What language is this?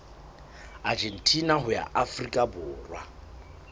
Southern Sotho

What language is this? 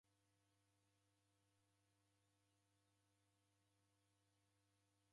Taita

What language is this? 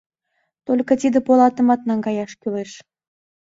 Mari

